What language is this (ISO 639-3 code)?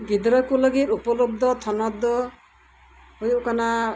sat